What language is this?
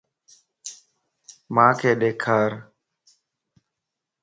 Lasi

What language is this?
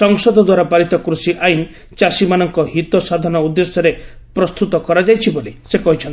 Odia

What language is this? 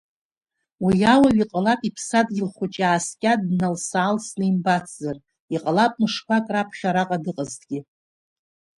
Abkhazian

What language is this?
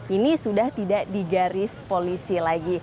Indonesian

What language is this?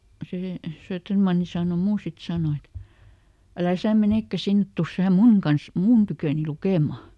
Finnish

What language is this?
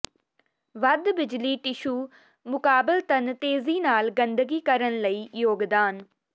Punjabi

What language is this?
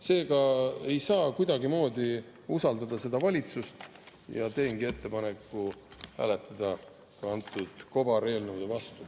Estonian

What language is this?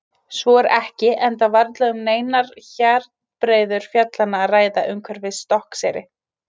Icelandic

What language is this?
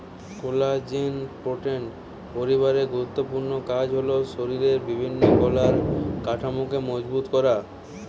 Bangla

